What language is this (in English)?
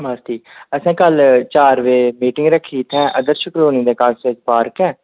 Dogri